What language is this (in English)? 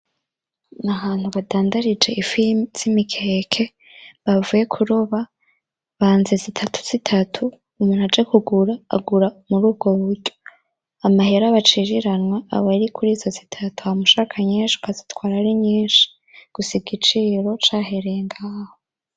Rundi